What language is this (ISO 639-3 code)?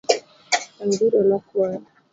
luo